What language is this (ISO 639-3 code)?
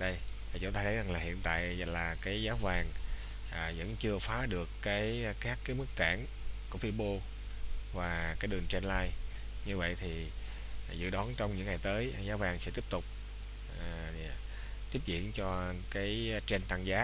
vie